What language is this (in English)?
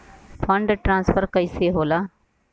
Bhojpuri